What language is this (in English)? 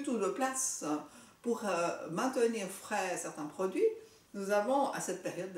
French